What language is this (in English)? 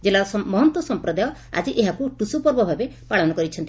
Odia